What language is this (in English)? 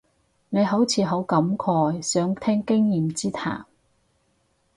Cantonese